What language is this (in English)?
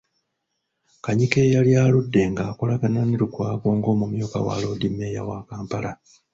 Ganda